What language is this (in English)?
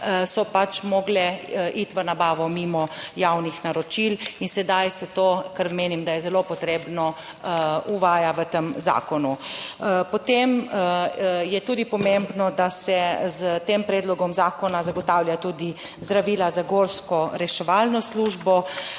Slovenian